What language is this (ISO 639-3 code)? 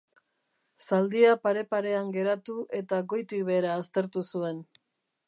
eus